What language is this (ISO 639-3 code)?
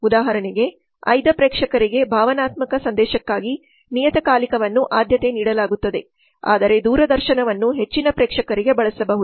kan